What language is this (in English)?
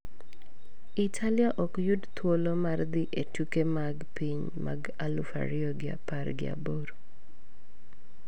Luo (Kenya and Tanzania)